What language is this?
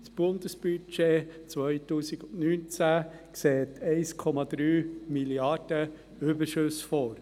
Swiss German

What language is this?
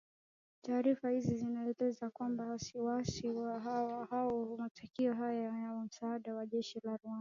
Swahili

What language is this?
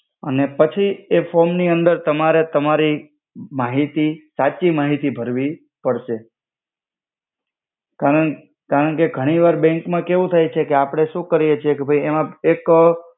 Gujarati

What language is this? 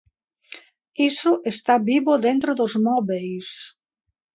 Galician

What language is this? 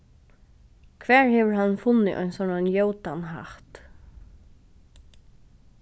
Faroese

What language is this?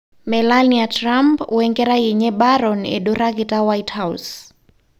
Masai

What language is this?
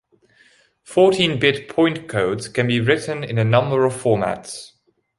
English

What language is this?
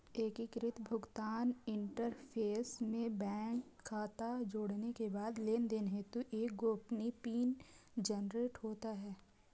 Hindi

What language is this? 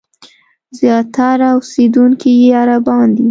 Pashto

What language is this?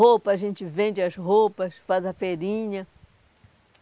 Portuguese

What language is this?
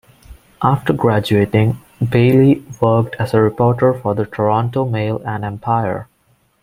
English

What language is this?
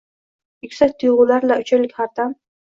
Uzbek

